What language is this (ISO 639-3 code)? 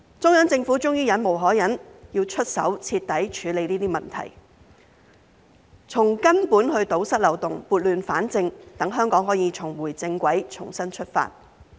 yue